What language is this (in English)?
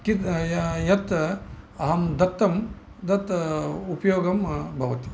Sanskrit